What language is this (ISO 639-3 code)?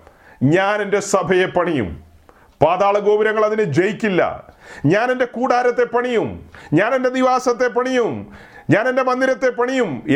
mal